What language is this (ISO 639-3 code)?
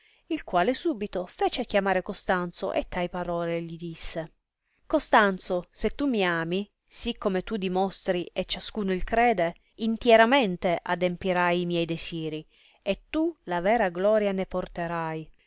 ita